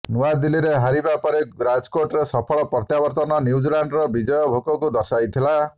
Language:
Odia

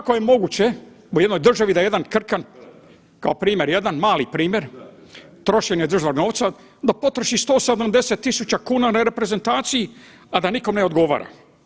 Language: Croatian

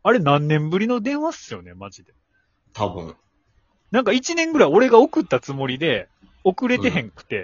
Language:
Japanese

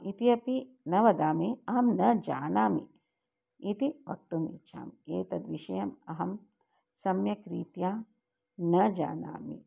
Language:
Sanskrit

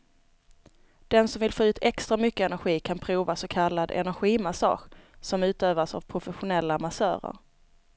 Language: Swedish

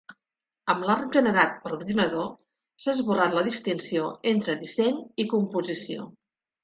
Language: Catalan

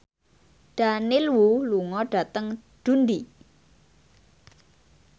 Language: Javanese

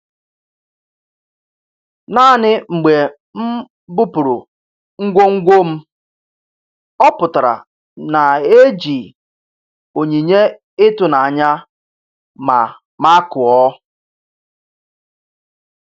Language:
Igbo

